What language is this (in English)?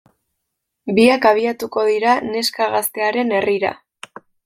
Basque